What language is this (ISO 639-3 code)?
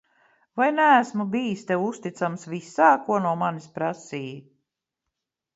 lav